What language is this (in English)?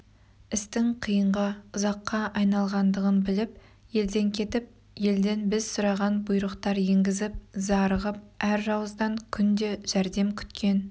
Kazakh